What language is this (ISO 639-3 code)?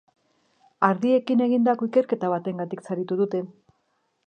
eus